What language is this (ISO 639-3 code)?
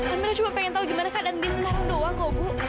ind